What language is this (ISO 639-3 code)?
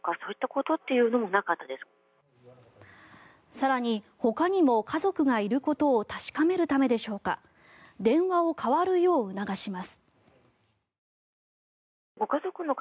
jpn